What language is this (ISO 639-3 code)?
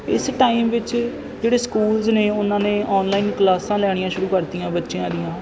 pan